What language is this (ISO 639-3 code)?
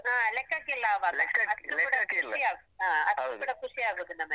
kan